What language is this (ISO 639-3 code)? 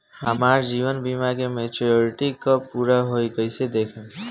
bho